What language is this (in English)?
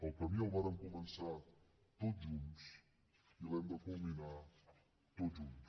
Catalan